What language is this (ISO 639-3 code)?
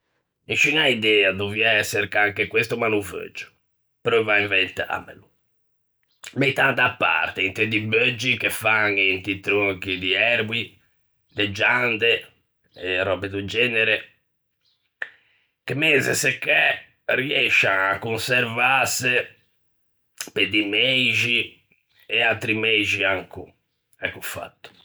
lij